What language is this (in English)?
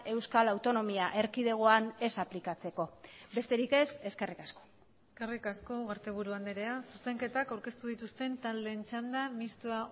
Basque